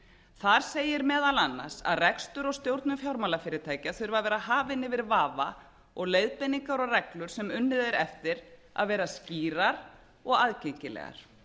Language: Icelandic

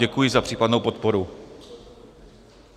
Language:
Czech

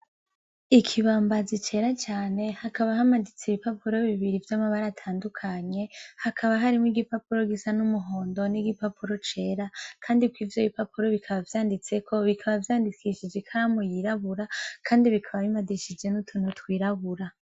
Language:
Rundi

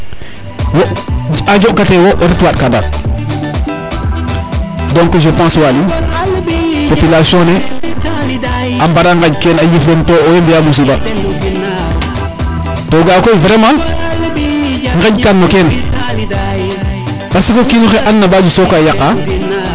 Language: Serer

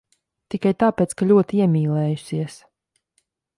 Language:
Latvian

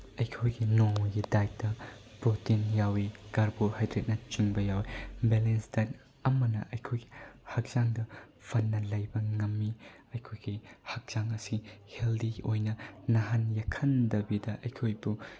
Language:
Manipuri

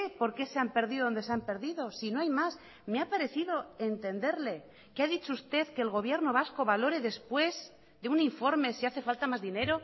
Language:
Spanish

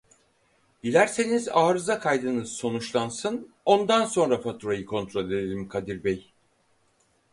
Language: Turkish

